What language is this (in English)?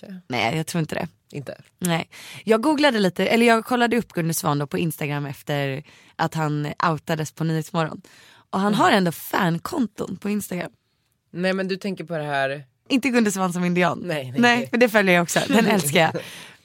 Swedish